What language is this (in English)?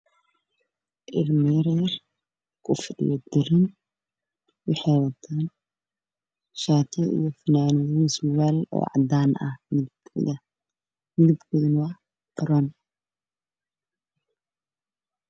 Somali